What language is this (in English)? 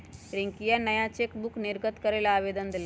Magahi